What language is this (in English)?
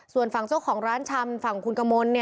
Thai